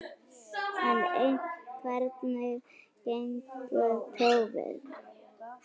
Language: Icelandic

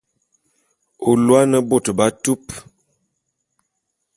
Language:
Bulu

